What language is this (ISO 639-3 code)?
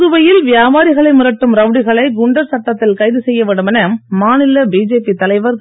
tam